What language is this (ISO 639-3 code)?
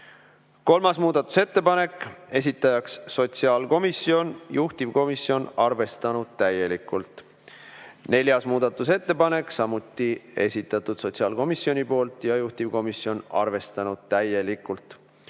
est